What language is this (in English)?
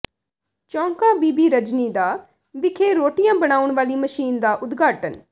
Punjabi